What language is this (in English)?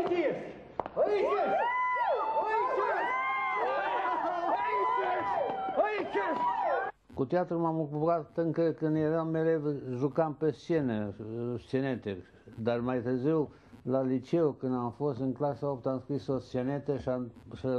Romanian